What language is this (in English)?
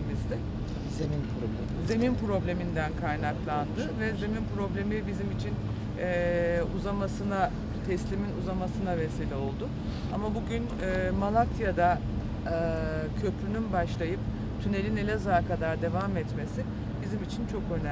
Turkish